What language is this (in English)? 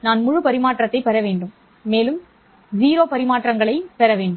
Tamil